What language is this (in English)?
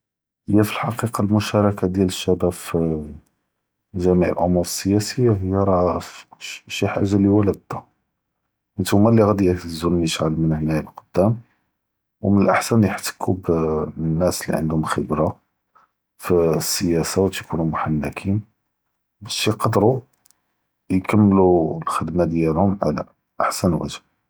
Judeo-Arabic